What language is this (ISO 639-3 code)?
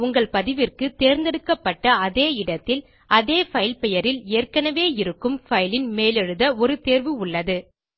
tam